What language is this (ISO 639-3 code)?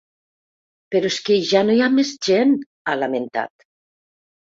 cat